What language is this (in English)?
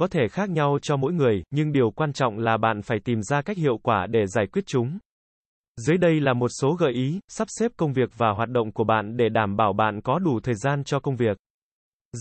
Vietnamese